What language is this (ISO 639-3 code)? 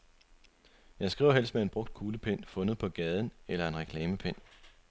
dan